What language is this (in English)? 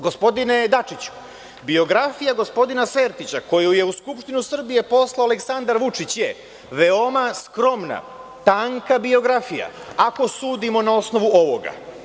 Serbian